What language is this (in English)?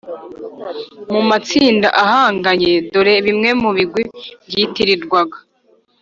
Kinyarwanda